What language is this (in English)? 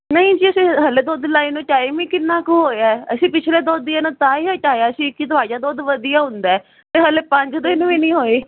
Punjabi